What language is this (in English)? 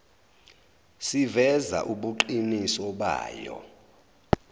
Zulu